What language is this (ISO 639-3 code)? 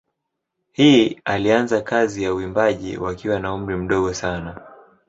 swa